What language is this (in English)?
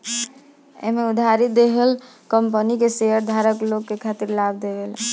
Bhojpuri